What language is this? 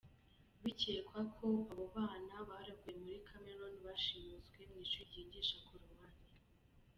Kinyarwanda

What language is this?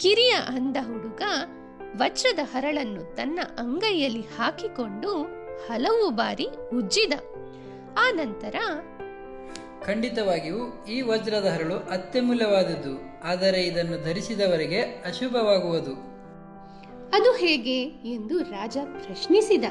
Kannada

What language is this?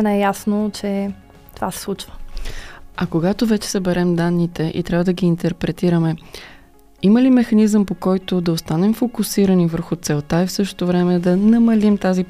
Bulgarian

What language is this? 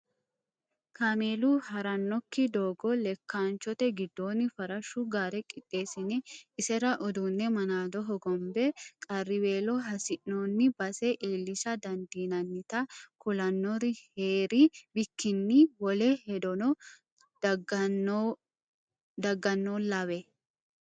Sidamo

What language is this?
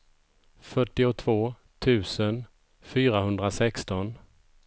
Swedish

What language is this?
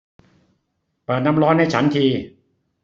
Thai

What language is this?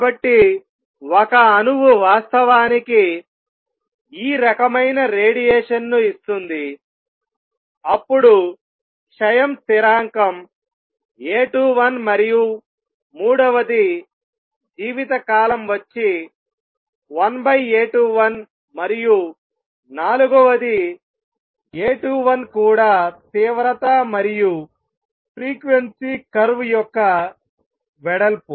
Telugu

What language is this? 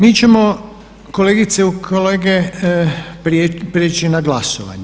Croatian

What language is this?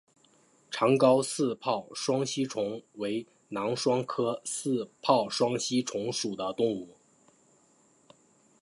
Chinese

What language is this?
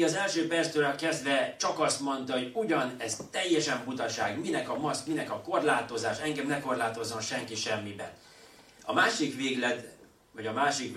Hungarian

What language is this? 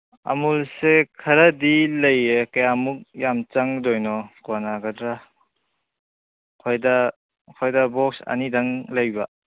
Manipuri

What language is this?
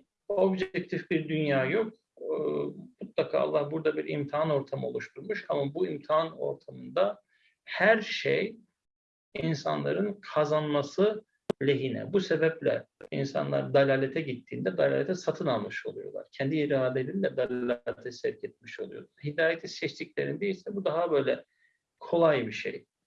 Turkish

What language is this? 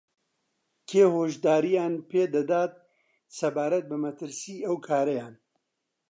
Central Kurdish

